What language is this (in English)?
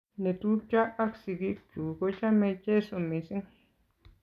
Kalenjin